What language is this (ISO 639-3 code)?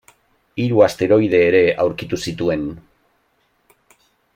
eus